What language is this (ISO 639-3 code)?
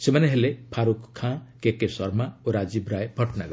ori